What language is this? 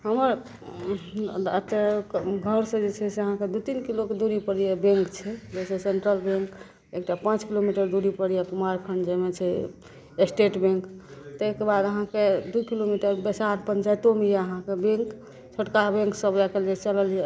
Maithili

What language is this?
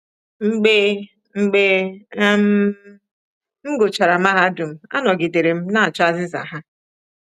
Igbo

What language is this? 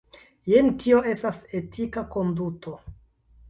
Esperanto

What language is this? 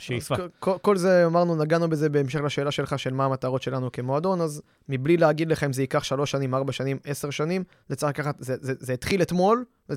Hebrew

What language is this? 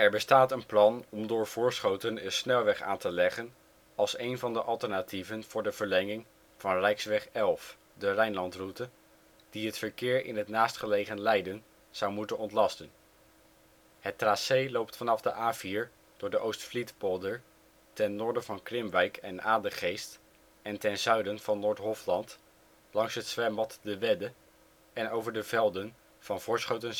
Dutch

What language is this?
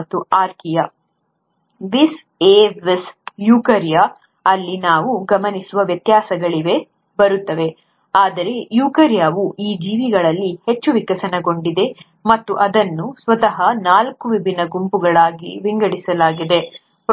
Kannada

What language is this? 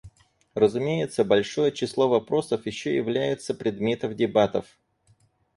Russian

